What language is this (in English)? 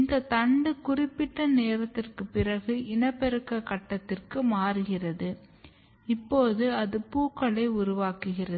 Tamil